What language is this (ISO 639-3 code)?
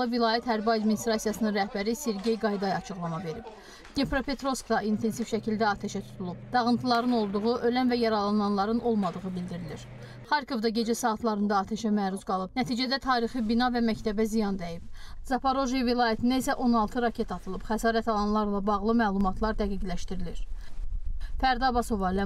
tur